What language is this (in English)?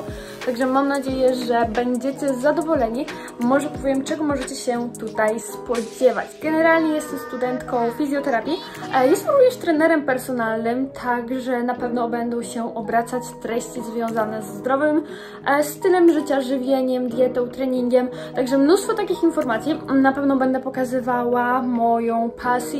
Polish